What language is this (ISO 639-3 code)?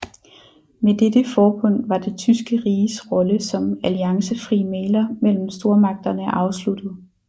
dan